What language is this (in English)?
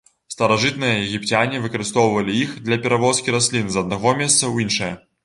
Belarusian